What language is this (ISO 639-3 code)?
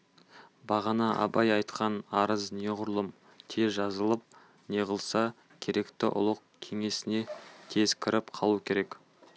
kaz